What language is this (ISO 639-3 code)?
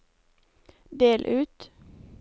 nor